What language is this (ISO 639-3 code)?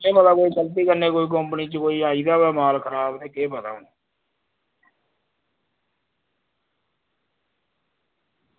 doi